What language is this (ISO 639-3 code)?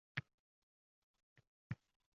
uzb